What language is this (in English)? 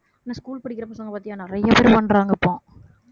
Tamil